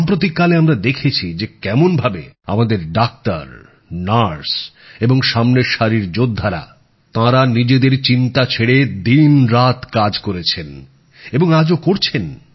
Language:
Bangla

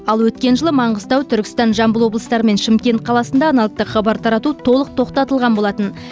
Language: Kazakh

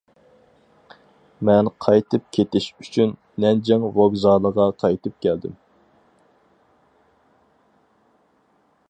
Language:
Uyghur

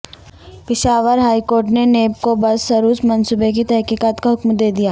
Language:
Urdu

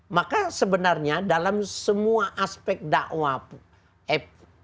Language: Indonesian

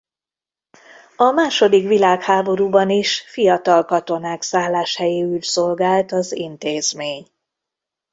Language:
Hungarian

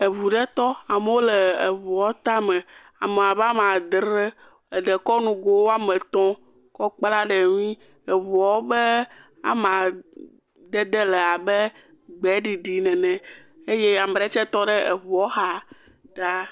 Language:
Ewe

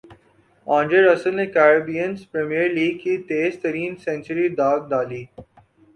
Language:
Urdu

